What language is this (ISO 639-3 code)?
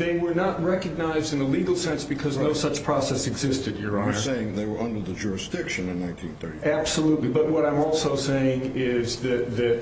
eng